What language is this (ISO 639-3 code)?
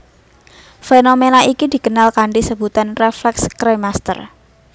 jav